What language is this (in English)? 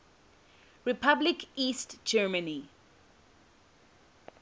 English